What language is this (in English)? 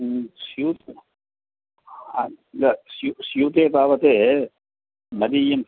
Sanskrit